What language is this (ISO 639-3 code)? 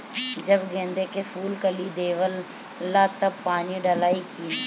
bho